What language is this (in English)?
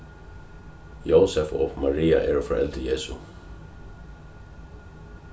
Faroese